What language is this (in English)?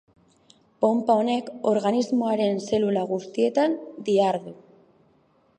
Basque